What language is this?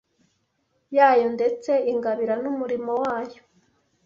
Kinyarwanda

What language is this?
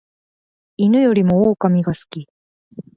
Japanese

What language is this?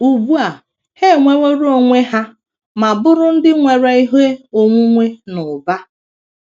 Igbo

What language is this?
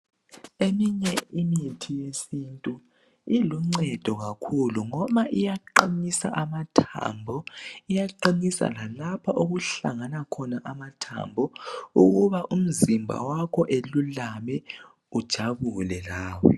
North Ndebele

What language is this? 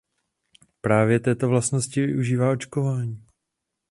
Czech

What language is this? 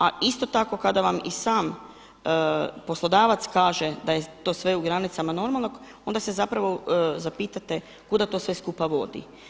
Croatian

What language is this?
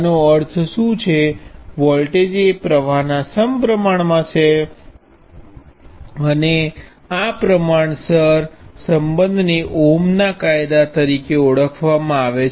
Gujarati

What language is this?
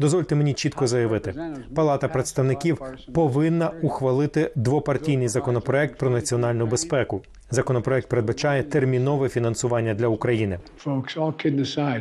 Ukrainian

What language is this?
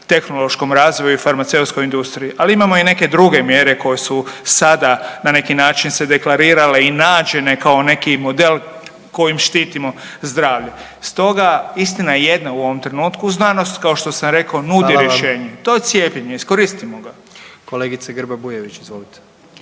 Croatian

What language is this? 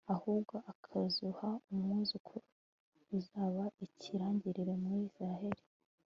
Kinyarwanda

